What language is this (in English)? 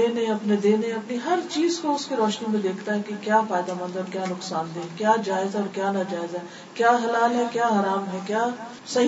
Urdu